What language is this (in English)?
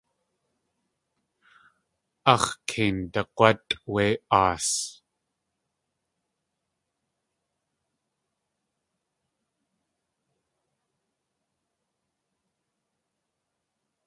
Tlingit